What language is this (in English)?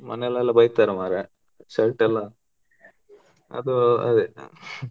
Kannada